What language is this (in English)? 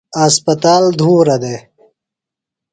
Phalura